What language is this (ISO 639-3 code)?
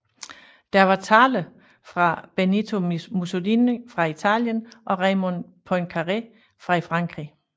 dan